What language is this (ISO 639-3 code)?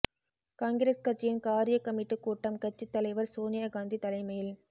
tam